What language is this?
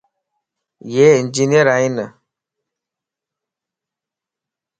Lasi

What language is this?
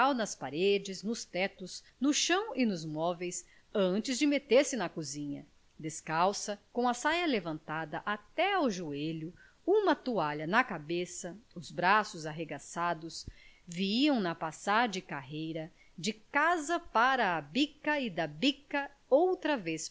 Portuguese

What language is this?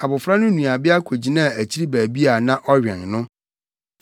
Akan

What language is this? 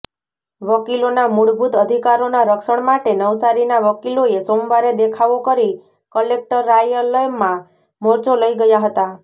Gujarati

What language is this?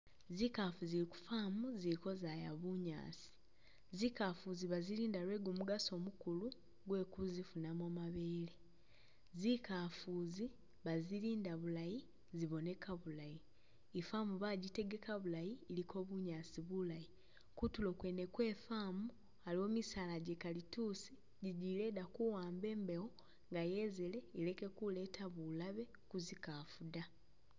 Masaaba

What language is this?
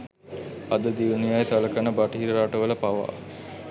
Sinhala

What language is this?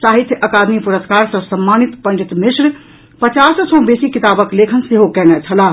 Maithili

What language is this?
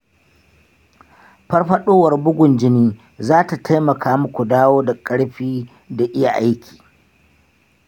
Hausa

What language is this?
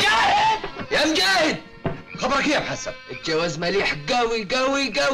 Arabic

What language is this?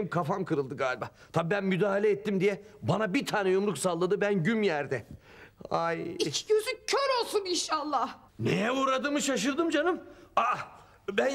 Turkish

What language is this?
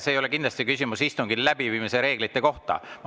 Estonian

